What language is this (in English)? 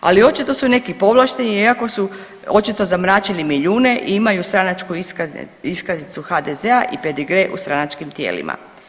Croatian